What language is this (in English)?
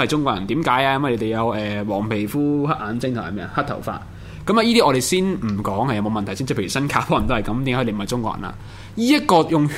Chinese